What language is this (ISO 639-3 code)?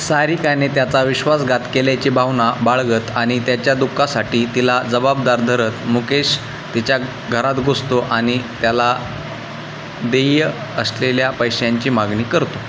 mar